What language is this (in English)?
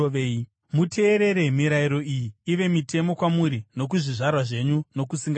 Shona